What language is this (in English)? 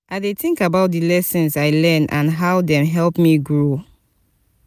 Nigerian Pidgin